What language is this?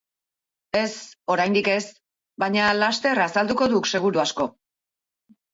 Basque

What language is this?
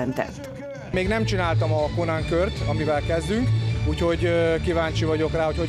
Hungarian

